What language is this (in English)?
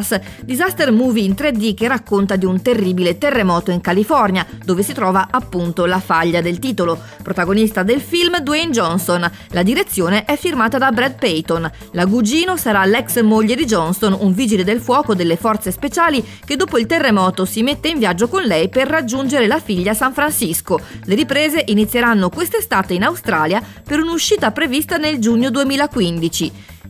Italian